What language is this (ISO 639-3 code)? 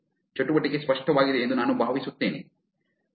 kan